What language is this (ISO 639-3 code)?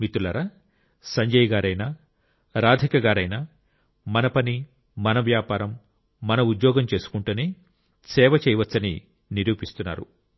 tel